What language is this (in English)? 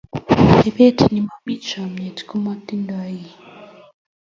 Kalenjin